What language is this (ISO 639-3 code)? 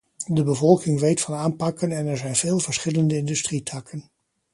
nld